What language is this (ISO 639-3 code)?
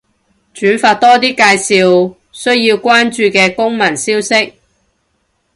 yue